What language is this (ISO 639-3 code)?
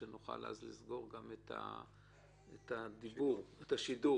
heb